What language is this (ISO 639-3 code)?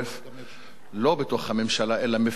heb